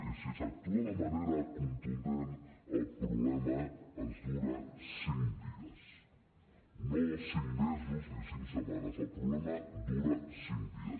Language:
Catalan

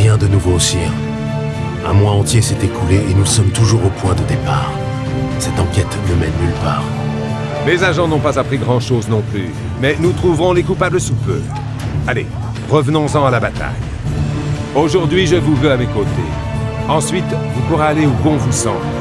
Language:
French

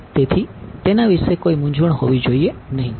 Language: Gujarati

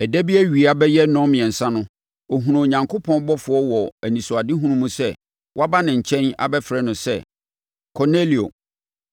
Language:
Akan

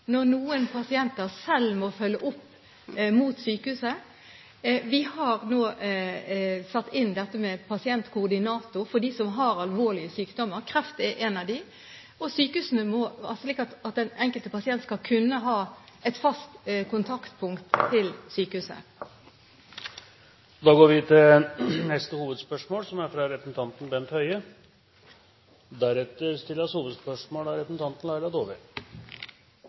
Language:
Norwegian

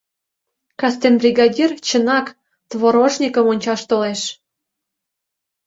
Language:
Mari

